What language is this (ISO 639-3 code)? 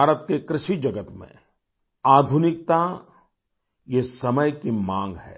hin